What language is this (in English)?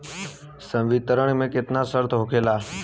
Bhojpuri